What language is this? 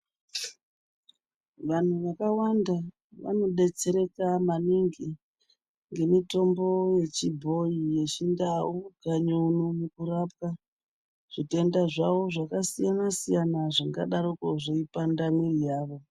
Ndau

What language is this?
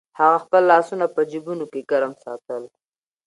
Pashto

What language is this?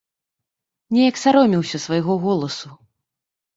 Belarusian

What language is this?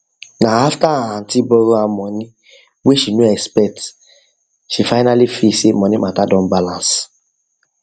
Nigerian Pidgin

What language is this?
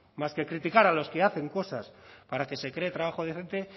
Spanish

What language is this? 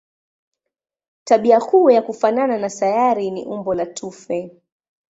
Swahili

